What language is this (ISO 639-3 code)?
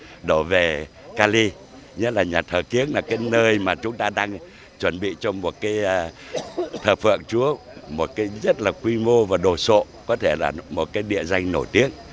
vie